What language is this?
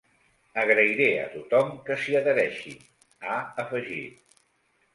Catalan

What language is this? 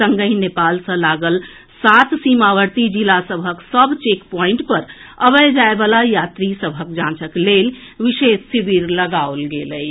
Maithili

